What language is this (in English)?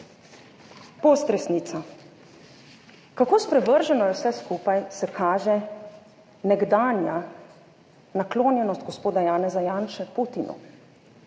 Slovenian